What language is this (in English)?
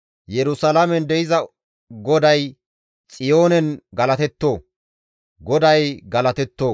Gamo